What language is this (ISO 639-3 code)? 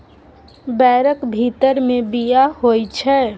mai